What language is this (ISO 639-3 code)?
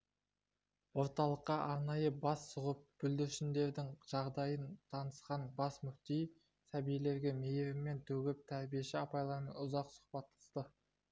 kaz